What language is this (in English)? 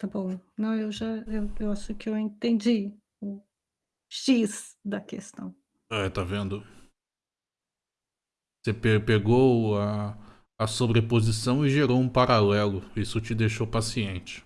Portuguese